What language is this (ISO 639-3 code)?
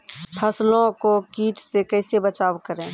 mai